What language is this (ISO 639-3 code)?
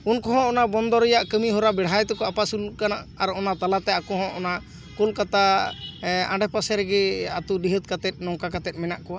sat